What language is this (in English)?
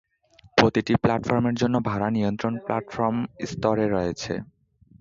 Bangla